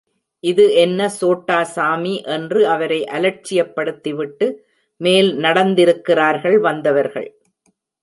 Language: Tamil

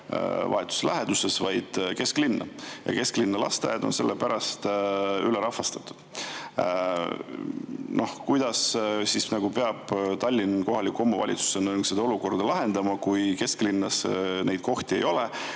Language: Estonian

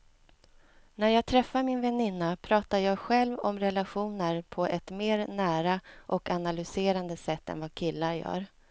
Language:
Swedish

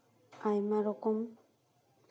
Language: Santali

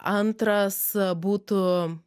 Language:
Lithuanian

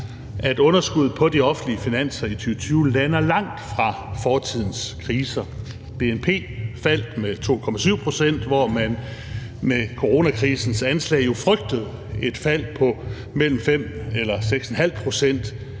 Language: Danish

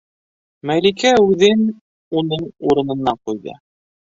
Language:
Bashkir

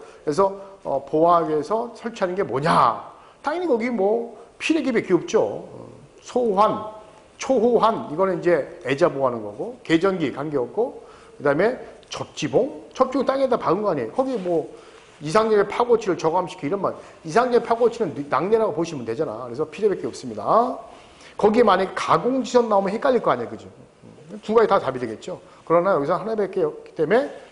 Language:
Korean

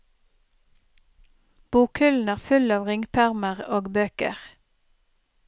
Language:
Norwegian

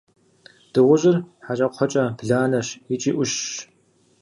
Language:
Kabardian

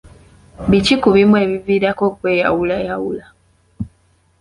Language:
Ganda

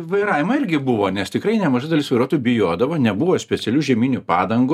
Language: Lithuanian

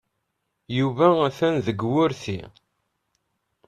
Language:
Kabyle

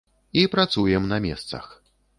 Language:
Belarusian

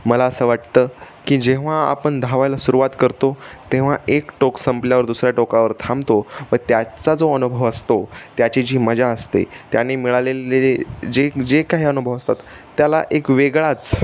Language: Marathi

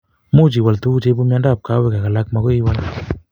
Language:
Kalenjin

